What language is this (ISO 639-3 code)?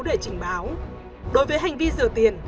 vie